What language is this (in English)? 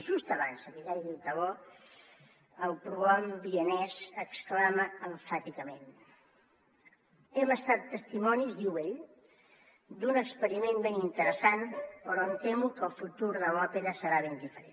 Catalan